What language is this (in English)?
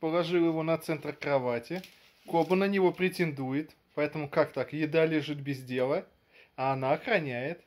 Russian